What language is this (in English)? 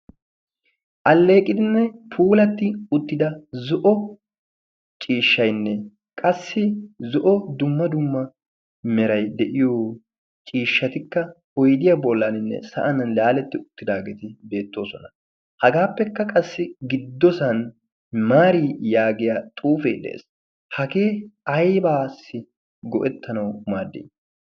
Wolaytta